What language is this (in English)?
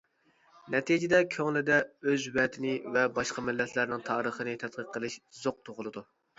Uyghur